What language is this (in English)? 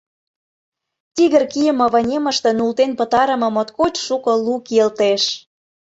Mari